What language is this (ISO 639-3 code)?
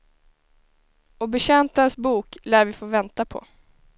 swe